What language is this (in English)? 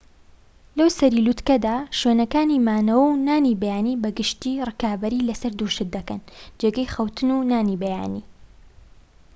Central Kurdish